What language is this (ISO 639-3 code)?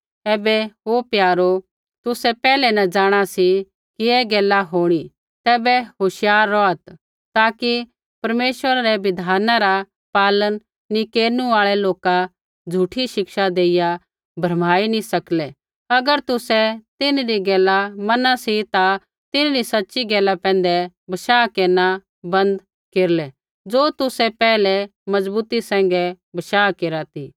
kfx